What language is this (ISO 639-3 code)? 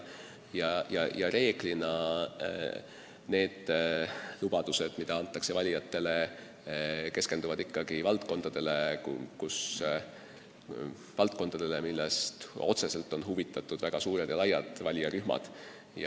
est